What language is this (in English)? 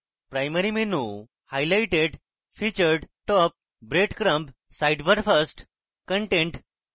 Bangla